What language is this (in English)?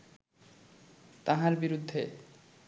Bangla